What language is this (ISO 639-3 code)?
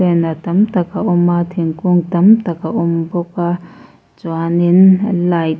lus